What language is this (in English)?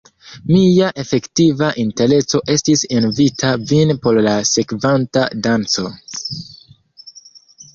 Esperanto